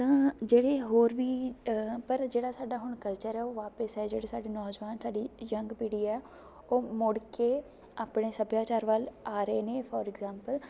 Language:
Punjabi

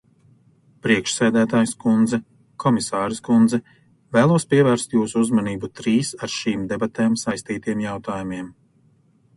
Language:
Latvian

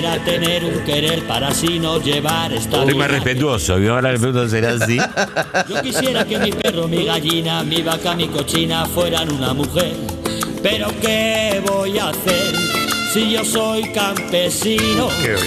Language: Spanish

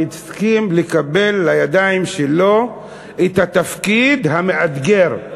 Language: Hebrew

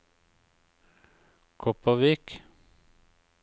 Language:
Norwegian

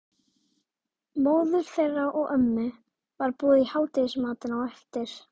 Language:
Icelandic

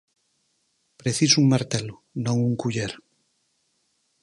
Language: Galician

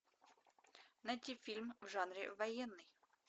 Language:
Russian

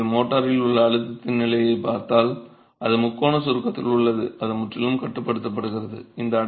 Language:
Tamil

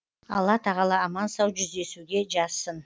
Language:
Kazakh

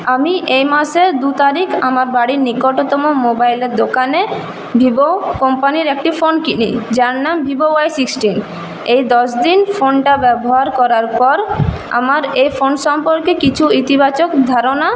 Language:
Bangla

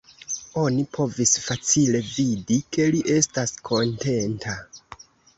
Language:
Esperanto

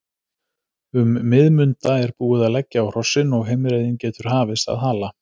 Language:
Icelandic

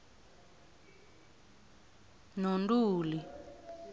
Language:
South Ndebele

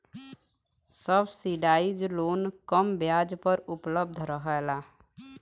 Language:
Bhojpuri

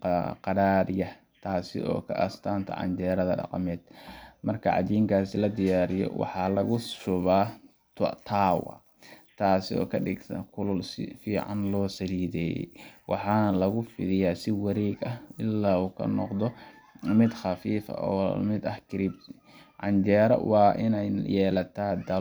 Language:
Somali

